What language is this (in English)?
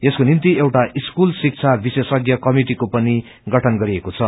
Nepali